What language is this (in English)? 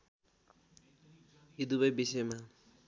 Nepali